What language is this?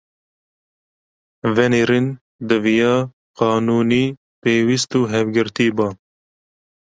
Kurdish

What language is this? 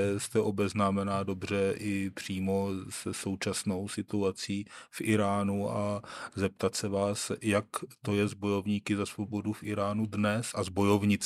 Czech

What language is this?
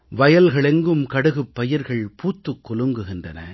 Tamil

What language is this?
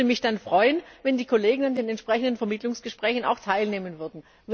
German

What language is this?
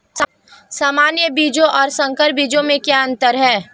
Hindi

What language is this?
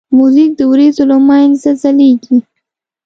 Pashto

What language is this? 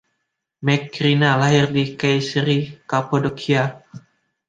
Indonesian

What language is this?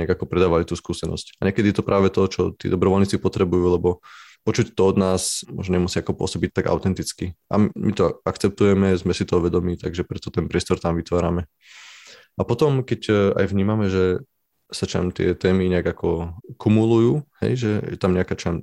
Slovak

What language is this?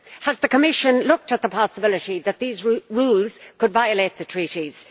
English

